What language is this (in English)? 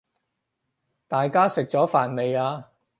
Cantonese